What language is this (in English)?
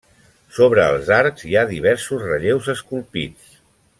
Catalan